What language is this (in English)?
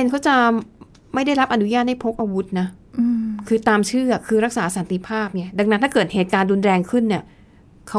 Thai